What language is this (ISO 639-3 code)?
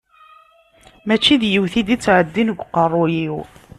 kab